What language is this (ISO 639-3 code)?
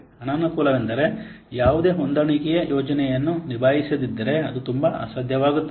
kan